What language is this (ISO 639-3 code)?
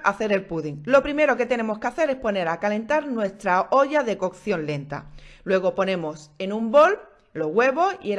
spa